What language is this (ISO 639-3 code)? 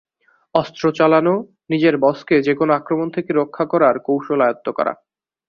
ben